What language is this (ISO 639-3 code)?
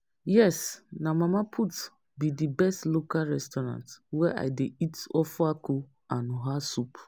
pcm